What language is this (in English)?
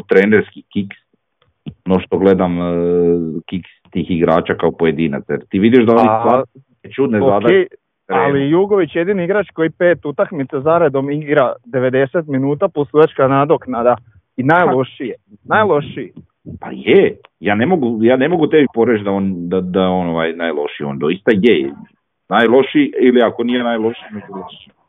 Croatian